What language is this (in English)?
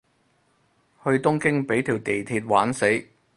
Cantonese